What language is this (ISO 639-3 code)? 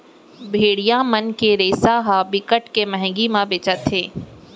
hne